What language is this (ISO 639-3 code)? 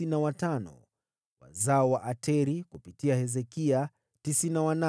swa